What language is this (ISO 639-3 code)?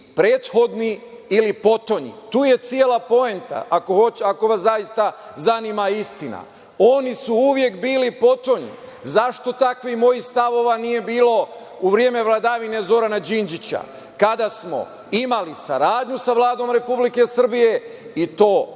srp